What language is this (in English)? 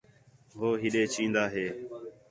Khetrani